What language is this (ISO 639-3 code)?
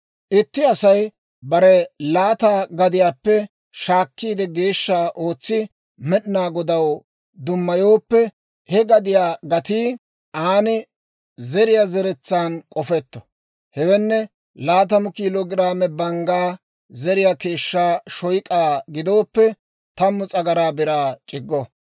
dwr